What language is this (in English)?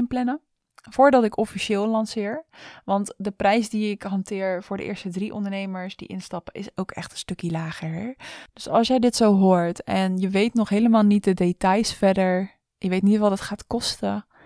Dutch